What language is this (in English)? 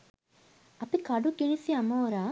Sinhala